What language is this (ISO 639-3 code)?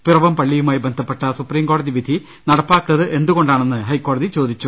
mal